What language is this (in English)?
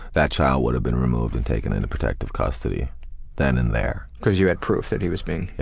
English